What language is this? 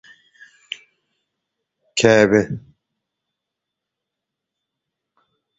Turkmen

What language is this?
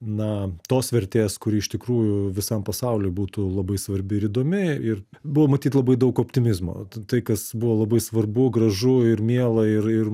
Lithuanian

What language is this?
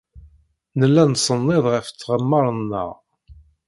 Kabyle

